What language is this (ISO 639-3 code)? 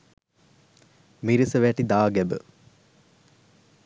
sin